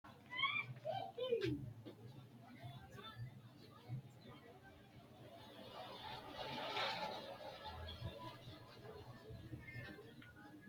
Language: Sidamo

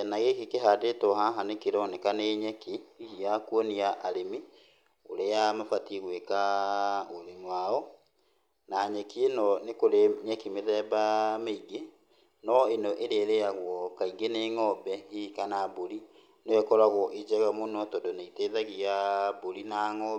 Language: Kikuyu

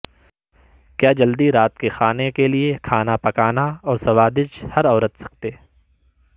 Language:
Urdu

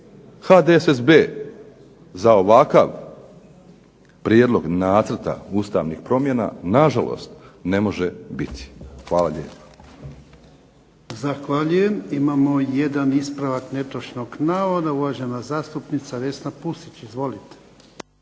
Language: Croatian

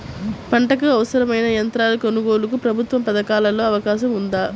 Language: Telugu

